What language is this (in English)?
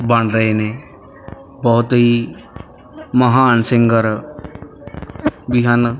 Punjabi